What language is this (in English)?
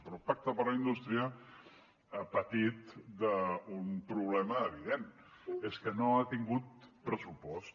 Catalan